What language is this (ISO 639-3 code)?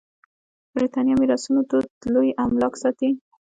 pus